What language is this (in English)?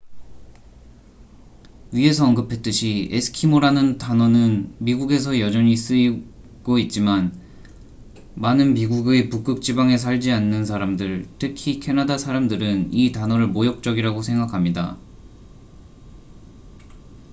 Korean